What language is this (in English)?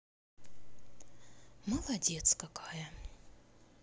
Russian